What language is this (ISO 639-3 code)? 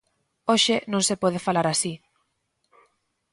glg